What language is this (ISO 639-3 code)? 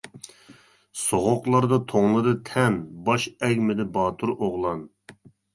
uig